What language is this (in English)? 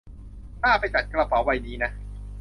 Thai